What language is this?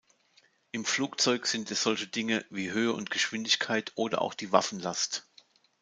German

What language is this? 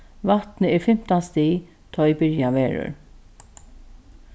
Faroese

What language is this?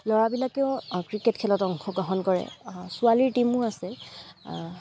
Assamese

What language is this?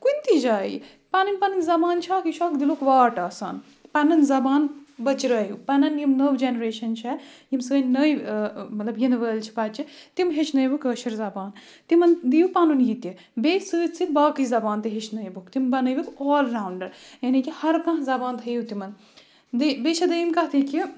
Kashmiri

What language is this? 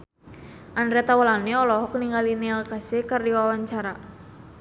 Sundanese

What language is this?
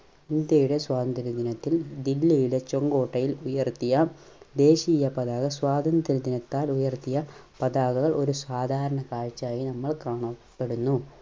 Malayalam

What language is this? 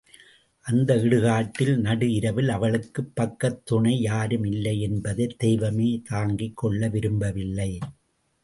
Tamil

